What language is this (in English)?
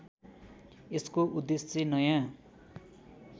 Nepali